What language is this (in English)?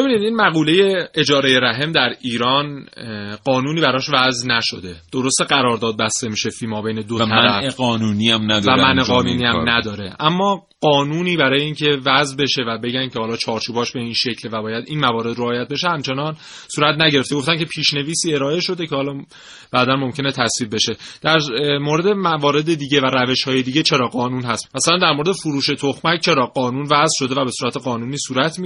Persian